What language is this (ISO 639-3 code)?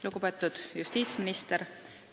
est